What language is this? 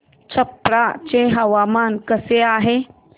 Marathi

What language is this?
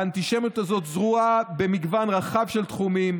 Hebrew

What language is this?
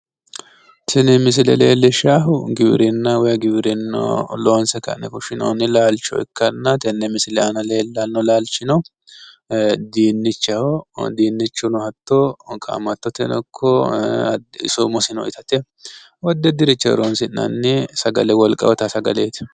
Sidamo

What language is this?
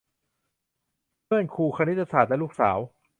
Thai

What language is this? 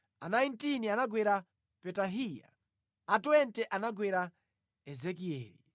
Nyanja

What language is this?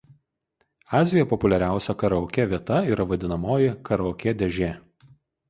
Lithuanian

